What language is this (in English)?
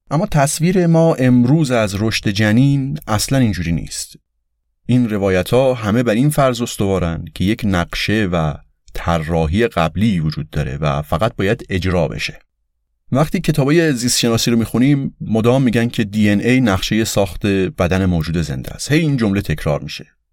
Persian